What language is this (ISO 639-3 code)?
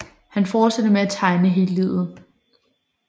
dan